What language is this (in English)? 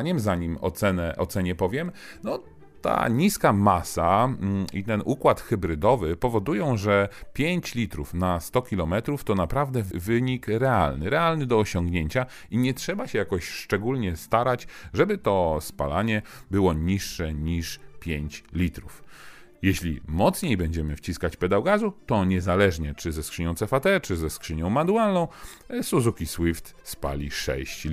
Polish